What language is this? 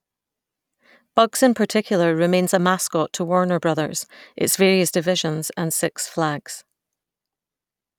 English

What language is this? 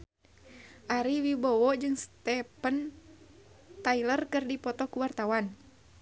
Sundanese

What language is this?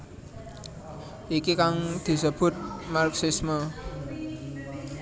Javanese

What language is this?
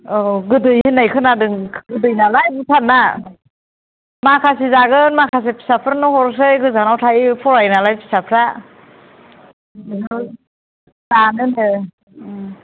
Bodo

